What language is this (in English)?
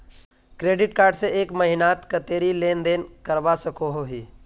Magahi